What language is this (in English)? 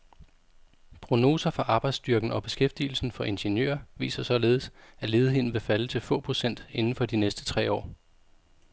Danish